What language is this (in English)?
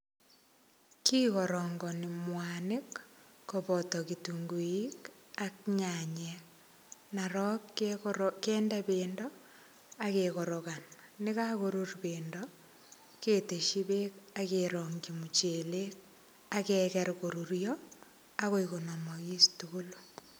Kalenjin